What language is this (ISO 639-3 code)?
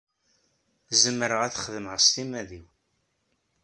kab